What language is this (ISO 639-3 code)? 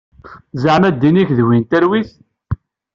kab